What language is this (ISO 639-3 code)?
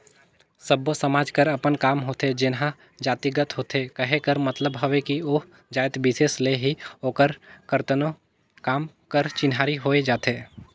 hne